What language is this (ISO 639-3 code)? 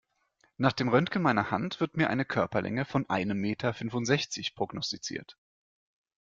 deu